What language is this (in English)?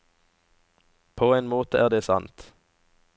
Norwegian